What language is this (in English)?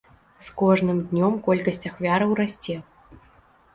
Belarusian